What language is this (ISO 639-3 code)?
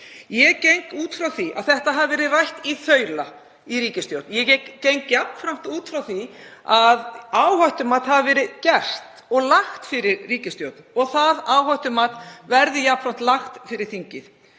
isl